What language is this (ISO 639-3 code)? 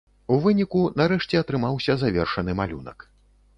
bel